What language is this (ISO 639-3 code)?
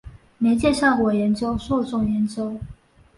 zho